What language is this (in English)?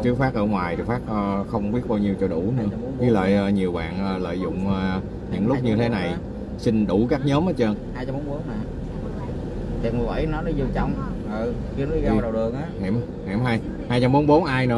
Vietnamese